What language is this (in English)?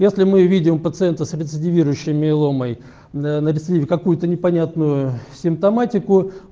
Russian